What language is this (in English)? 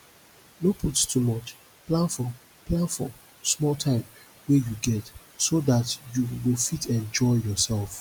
Nigerian Pidgin